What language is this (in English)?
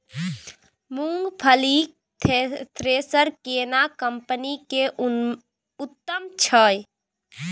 Maithili